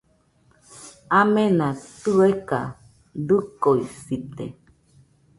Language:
Nüpode Huitoto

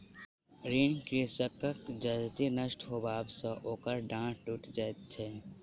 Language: Maithili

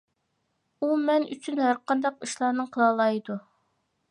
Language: Uyghur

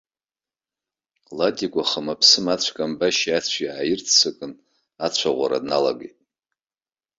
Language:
Abkhazian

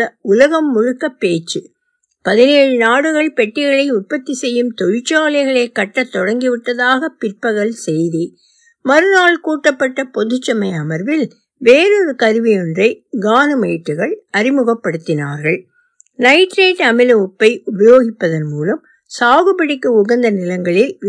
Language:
Tamil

